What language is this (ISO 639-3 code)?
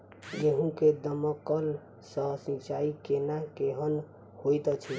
mai